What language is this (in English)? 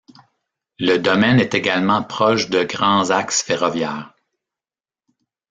French